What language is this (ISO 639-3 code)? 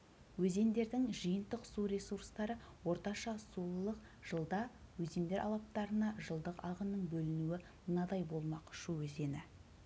kaz